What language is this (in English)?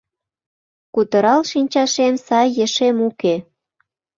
Mari